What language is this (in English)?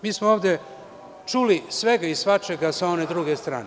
Serbian